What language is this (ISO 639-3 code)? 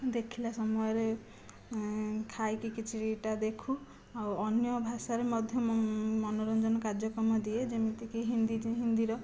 ori